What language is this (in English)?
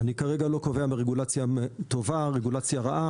Hebrew